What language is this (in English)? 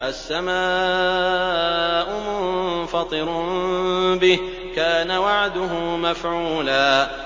Arabic